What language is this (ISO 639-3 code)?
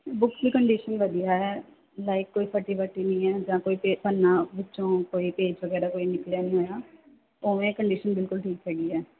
pan